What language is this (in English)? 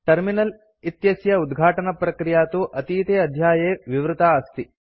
Sanskrit